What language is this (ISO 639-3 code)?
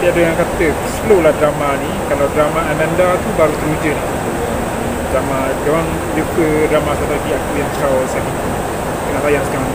msa